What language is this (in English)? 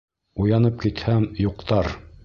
Bashkir